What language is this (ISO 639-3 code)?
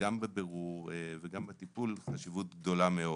heb